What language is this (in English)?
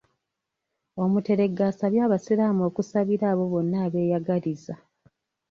Ganda